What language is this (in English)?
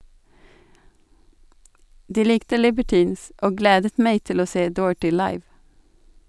Norwegian